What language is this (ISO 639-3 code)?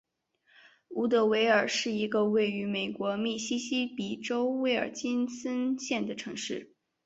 zho